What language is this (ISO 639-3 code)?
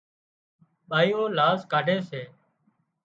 kxp